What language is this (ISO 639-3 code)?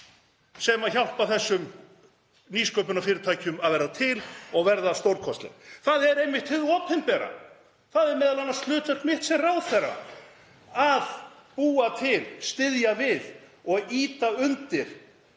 isl